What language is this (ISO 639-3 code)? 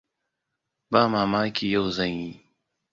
hau